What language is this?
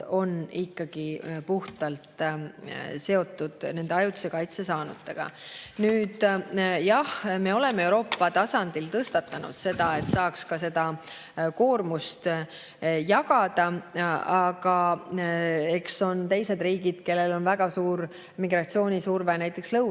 Estonian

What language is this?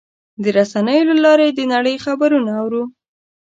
Pashto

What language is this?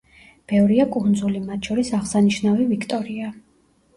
Georgian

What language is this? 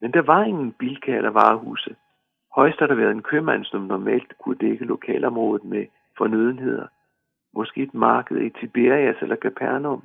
Danish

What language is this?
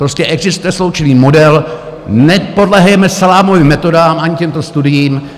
Czech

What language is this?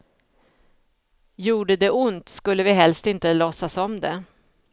Swedish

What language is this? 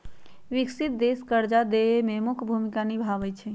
Magahi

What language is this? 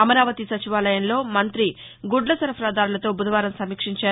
Telugu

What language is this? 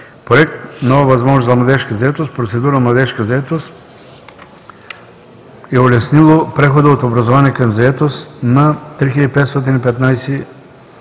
Bulgarian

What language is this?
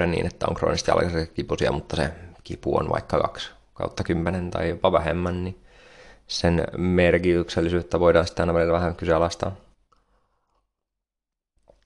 Finnish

